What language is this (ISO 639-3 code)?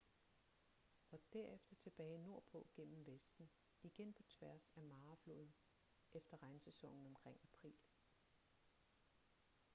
dan